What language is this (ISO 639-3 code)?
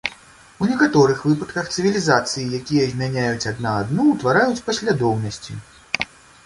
bel